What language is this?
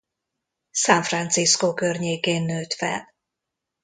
Hungarian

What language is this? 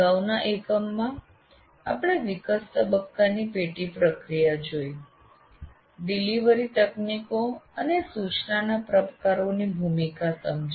Gujarati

